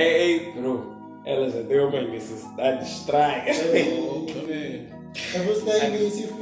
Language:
Portuguese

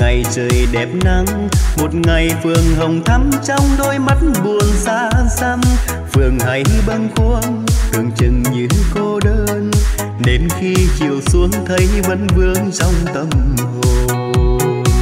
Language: Vietnamese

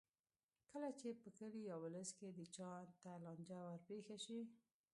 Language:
Pashto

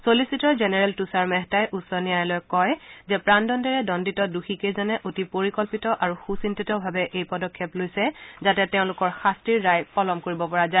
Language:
Assamese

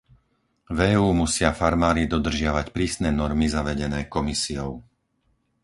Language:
Slovak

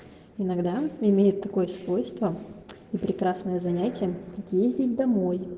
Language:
Russian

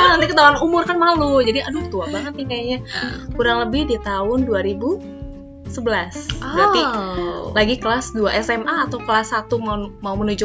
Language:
Indonesian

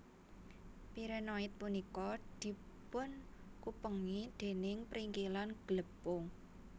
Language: Javanese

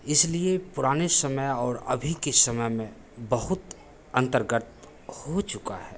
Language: Hindi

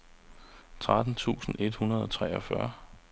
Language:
Danish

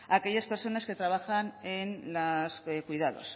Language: Spanish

